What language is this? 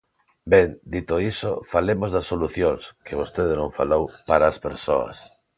Galician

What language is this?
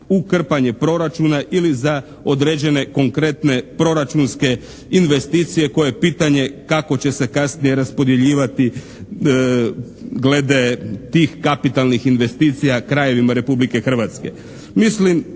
Croatian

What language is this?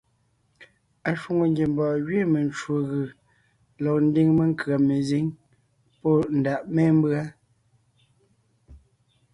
Ngiemboon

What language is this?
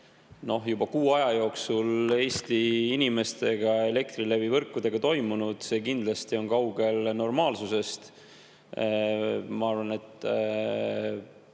Estonian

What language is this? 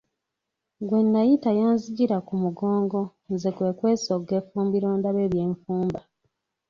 Ganda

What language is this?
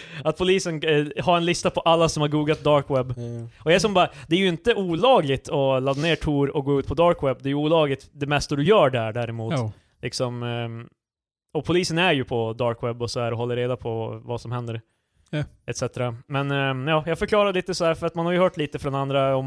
Swedish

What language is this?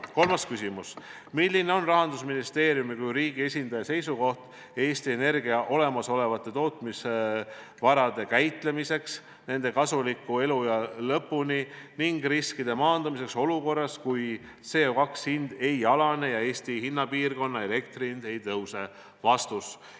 Estonian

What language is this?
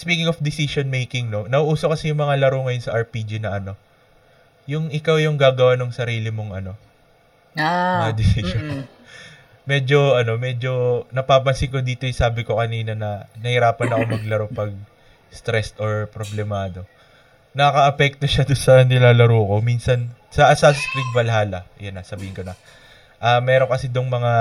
Filipino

